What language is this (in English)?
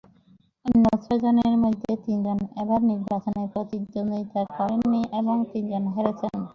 Bangla